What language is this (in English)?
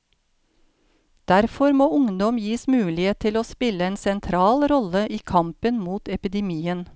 Norwegian